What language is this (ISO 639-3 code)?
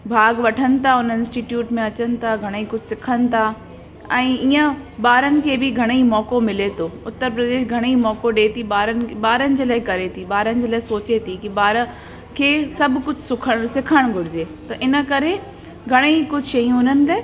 snd